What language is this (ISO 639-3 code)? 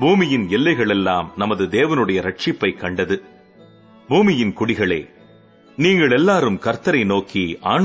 tam